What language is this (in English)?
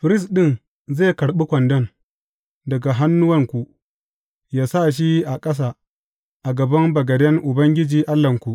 Hausa